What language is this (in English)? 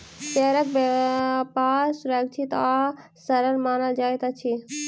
Maithili